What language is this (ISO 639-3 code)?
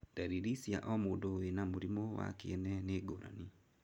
kik